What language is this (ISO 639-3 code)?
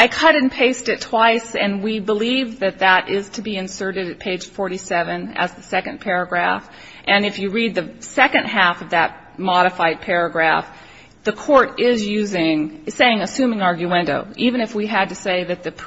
eng